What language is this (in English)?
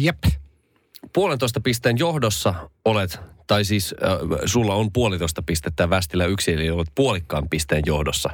Finnish